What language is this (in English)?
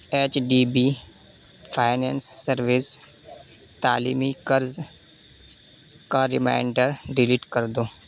Urdu